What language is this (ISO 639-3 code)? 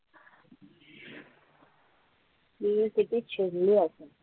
mar